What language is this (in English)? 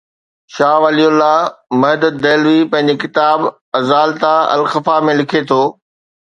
Sindhi